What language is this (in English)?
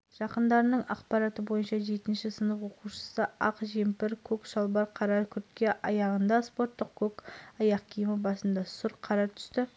Kazakh